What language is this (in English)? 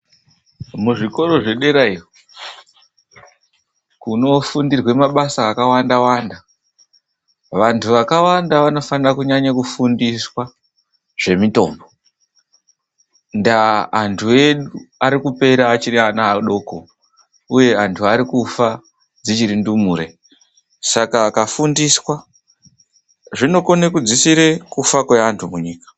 Ndau